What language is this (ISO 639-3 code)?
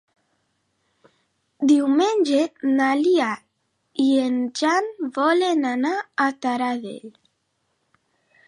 cat